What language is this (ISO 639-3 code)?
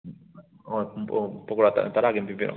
mni